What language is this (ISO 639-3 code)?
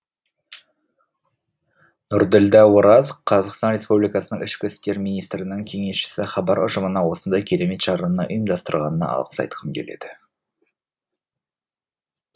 kaz